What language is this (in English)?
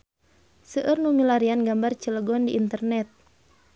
Sundanese